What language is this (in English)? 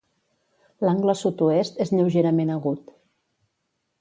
Catalan